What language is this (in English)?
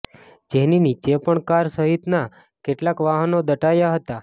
Gujarati